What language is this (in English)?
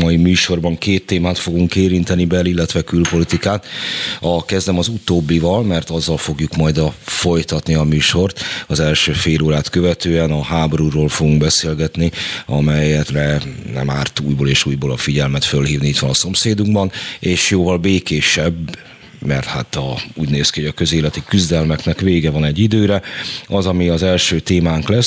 Hungarian